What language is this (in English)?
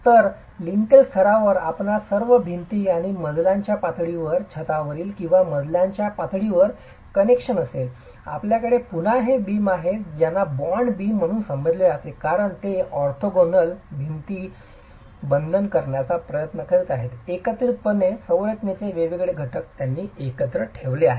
Marathi